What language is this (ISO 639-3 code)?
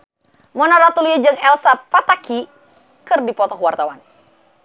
sun